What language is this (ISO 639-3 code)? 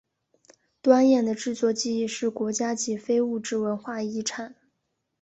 zho